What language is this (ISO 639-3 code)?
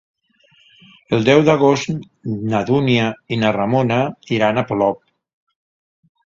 cat